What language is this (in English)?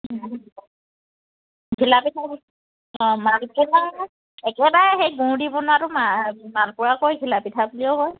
Assamese